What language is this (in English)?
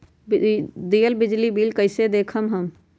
Magahi